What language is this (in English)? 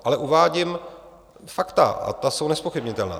Czech